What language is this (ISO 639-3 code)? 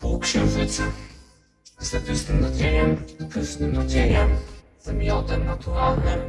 pol